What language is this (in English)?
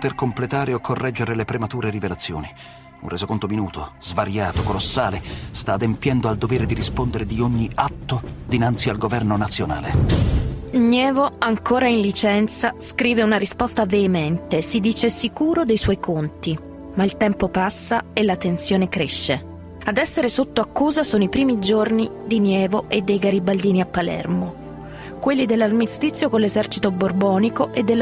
Italian